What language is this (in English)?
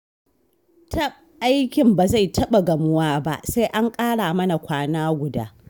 Hausa